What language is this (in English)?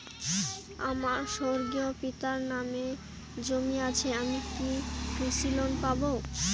Bangla